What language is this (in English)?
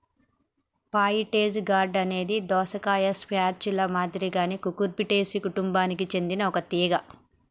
Telugu